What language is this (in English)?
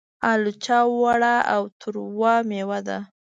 Pashto